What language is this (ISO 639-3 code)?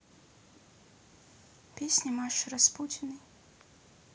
rus